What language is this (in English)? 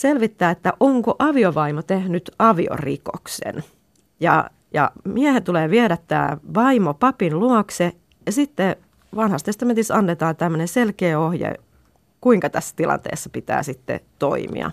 Finnish